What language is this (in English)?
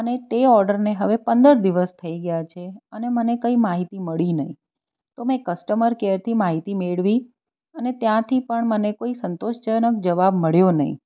Gujarati